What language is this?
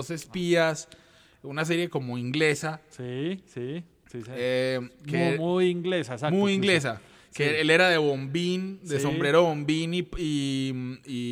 Spanish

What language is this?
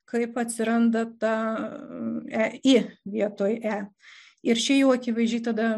Lithuanian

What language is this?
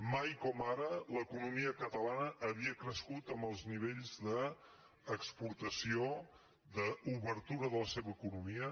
Catalan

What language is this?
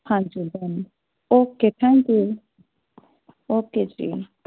Punjabi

